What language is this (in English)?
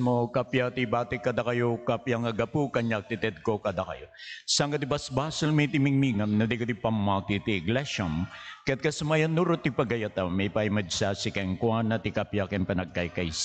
Filipino